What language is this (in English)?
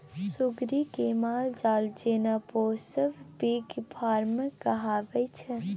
Maithili